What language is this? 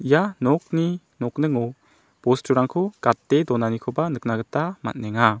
Garo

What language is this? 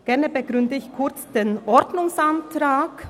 Swiss German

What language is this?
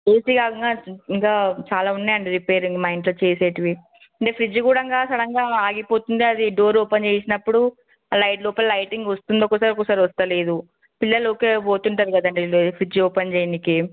Telugu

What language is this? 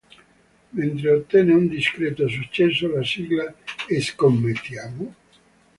Italian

